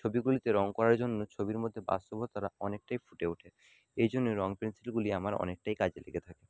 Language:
Bangla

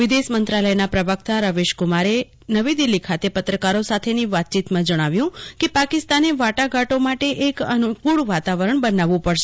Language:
Gujarati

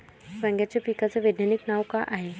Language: Marathi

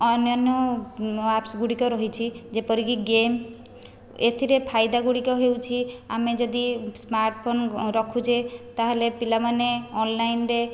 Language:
Odia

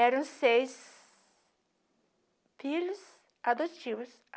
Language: Portuguese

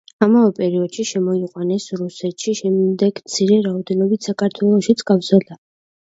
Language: Georgian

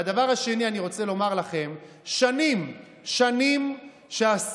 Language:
Hebrew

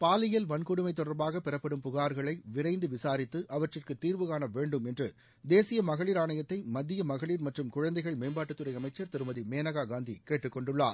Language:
Tamil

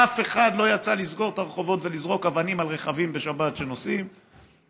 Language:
Hebrew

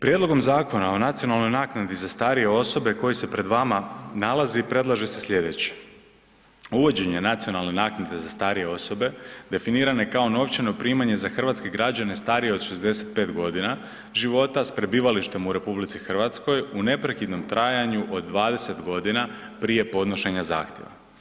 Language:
Croatian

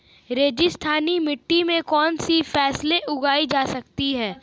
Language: Hindi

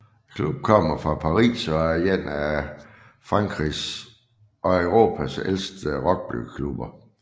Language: Danish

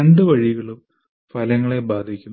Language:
Malayalam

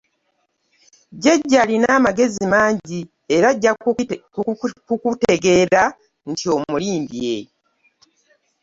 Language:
Ganda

